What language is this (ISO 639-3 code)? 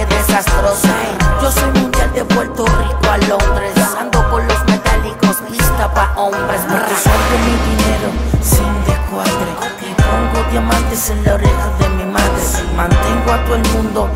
fra